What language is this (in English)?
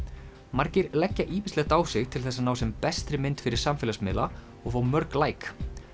Icelandic